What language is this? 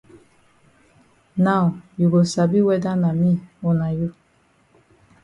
Cameroon Pidgin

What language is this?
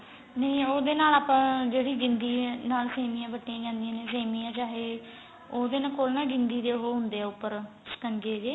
Punjabi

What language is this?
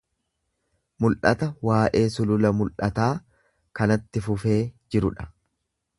Oromo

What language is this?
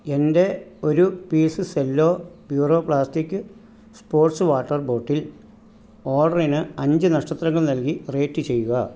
Malayalam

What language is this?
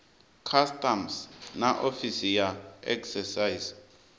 Venda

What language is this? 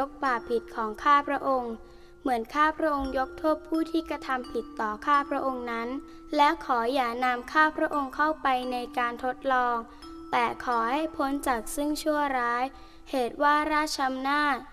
Thai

